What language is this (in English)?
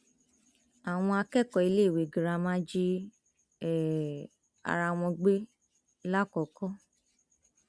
Yoruba